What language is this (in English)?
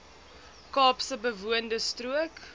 Afrikaans